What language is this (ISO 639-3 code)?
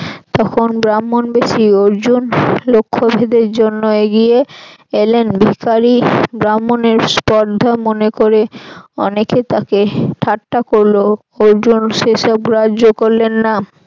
ben